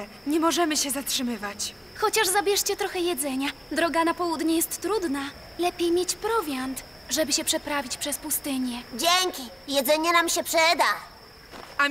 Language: Polish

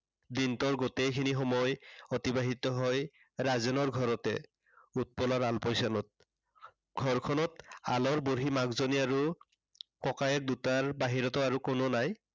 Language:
Assamese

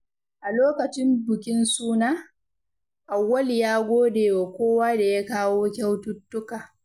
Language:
Hausa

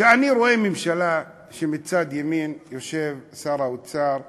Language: Hebrew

